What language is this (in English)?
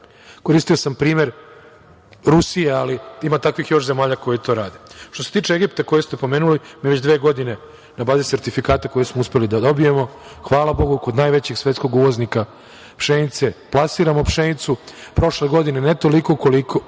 Serbian